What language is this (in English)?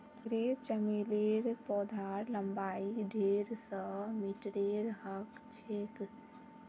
Magahi